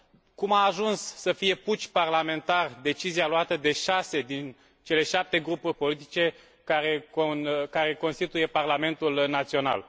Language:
Romanian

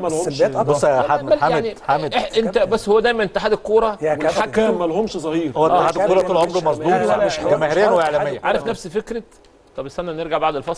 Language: Arabic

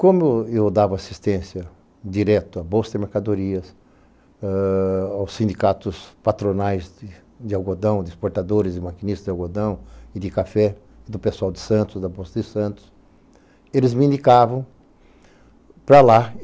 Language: Portuguese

